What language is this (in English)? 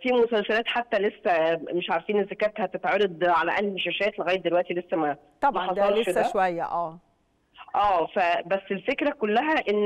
Arabic